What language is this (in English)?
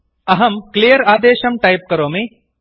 Sanskrit